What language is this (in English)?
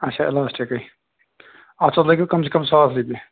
Kashmiri